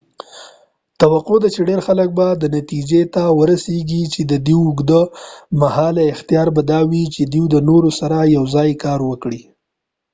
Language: Pashto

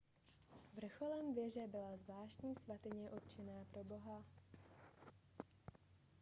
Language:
Czech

